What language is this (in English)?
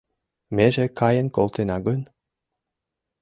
Mari